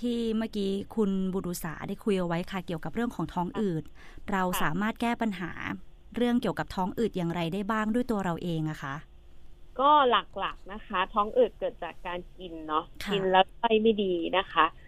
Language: Thai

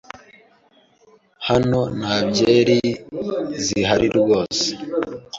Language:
Kinyarwanda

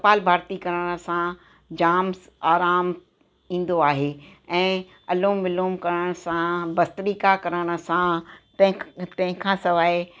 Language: Sindhi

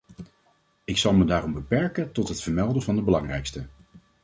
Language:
Dutch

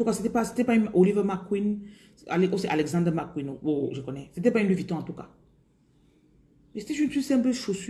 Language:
French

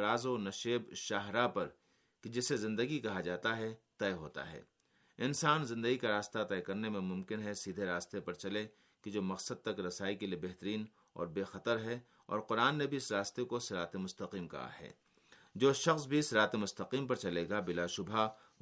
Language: Urdu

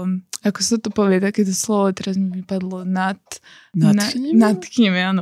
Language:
Slovak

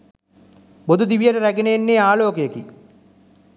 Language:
Sinhala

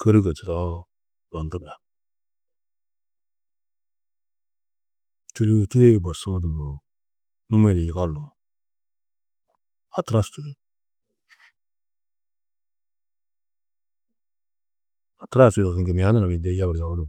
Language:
Tedaga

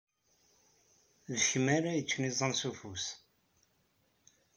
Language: Kabyle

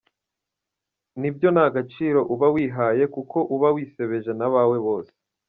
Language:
Kinyarwanda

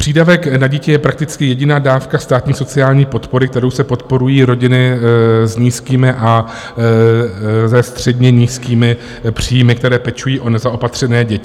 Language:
Czech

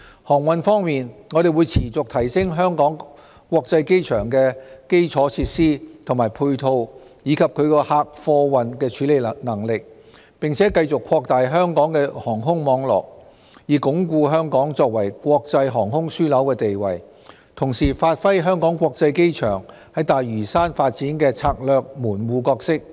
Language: Cantonese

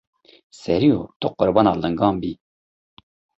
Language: Kurdish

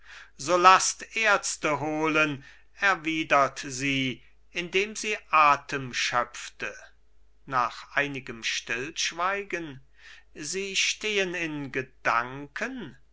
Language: German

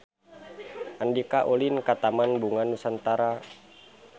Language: Sundanese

